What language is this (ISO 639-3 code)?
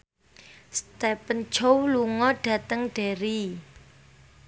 jav